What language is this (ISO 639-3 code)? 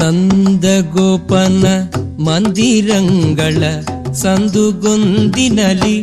kan